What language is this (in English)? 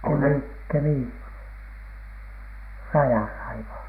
Finnish